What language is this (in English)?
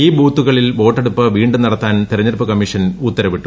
Malayalam